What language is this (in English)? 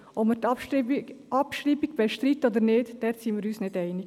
Swiss German